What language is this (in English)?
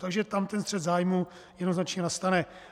Czech